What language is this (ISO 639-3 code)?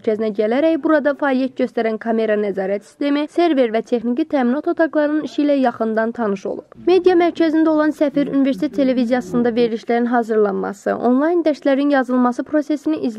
rus